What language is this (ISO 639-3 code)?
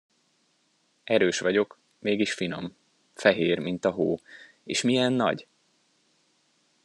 hun